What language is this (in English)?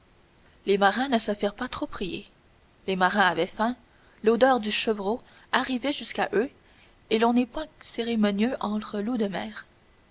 French